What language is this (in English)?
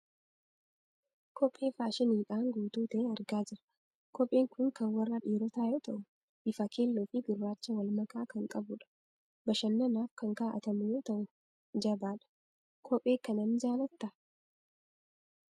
Oromo